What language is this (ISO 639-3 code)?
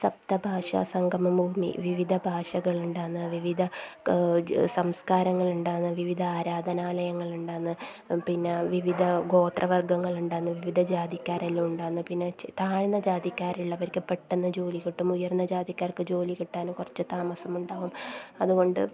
mal